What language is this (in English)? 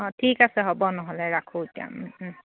Assamese